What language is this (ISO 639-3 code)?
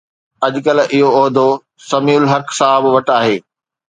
snd